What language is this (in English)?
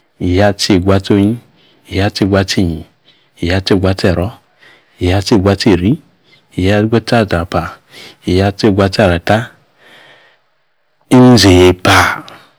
Yace